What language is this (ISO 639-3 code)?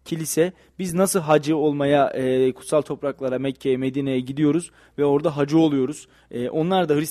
tur